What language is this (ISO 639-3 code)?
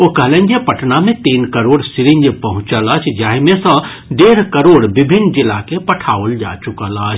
mai